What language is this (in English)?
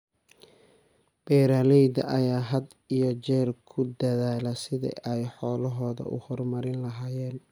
Somali